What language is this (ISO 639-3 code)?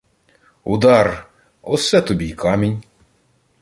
ukr